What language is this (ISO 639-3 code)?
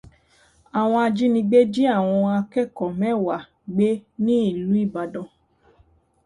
yor